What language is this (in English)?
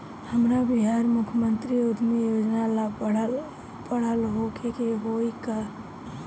Bhojpuri